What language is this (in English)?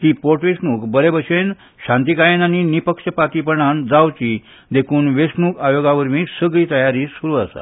Konkani